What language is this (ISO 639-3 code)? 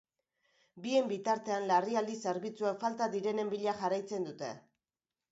eus